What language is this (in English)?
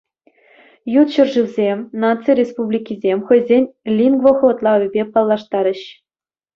Chuvash